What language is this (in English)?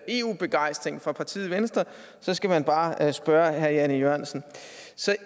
Danish